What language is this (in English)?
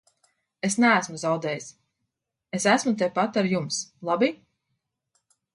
Latvian